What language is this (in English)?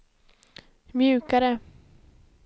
Swedish